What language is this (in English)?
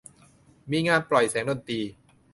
Thai